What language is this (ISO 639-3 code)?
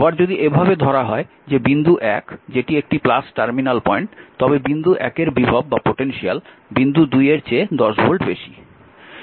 ben